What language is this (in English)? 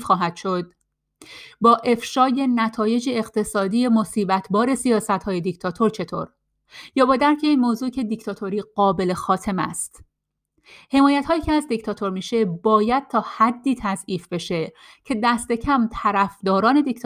Persian